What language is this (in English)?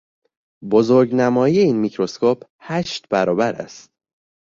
Persian